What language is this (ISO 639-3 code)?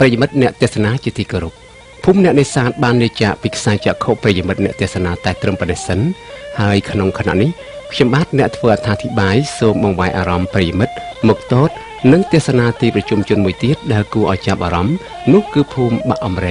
tha